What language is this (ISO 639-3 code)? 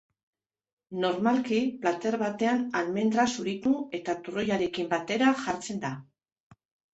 eus